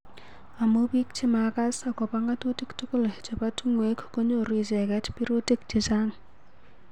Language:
Kalenjin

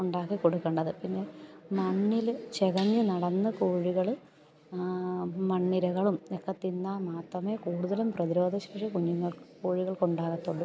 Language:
Malayalam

